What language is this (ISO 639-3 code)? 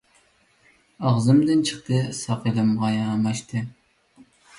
uig